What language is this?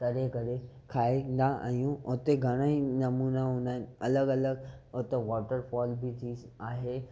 Sindhi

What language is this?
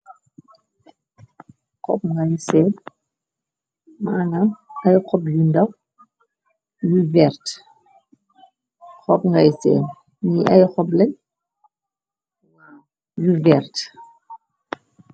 Wolof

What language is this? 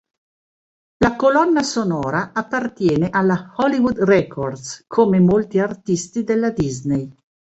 Italian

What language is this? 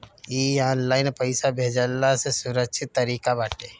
Bhojpuri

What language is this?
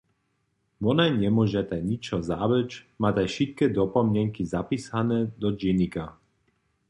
Upper Sorbian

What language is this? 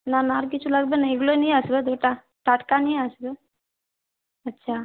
Bangla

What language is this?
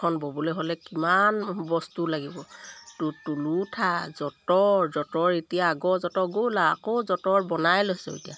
Assamese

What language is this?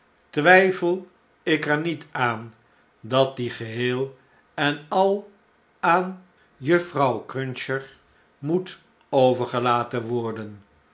Dutch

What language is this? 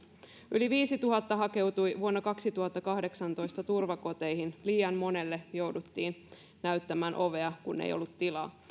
Finnish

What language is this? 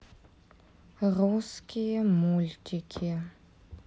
Russian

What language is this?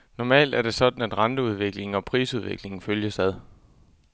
Danish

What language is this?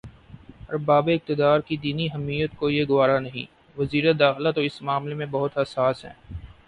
Urdu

